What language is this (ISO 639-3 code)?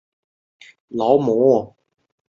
zho